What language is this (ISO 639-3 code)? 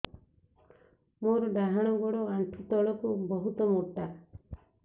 ori